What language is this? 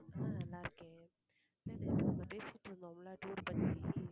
Tamil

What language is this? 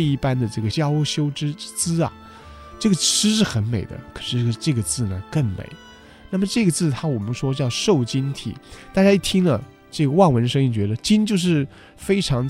Chinese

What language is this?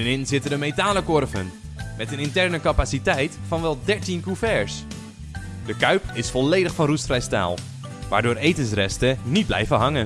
Dutch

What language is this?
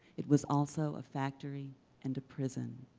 English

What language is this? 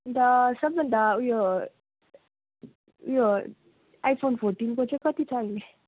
Nepali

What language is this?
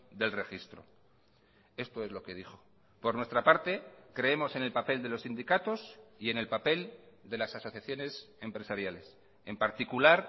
Spanish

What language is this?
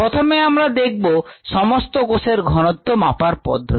Bangla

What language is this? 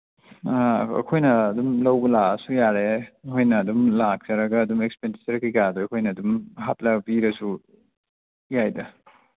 Manipuri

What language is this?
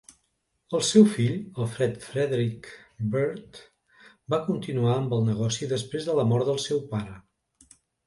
Catalan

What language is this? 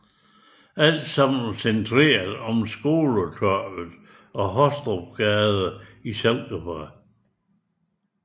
Danish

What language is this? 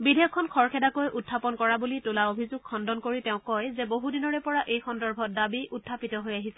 Assamese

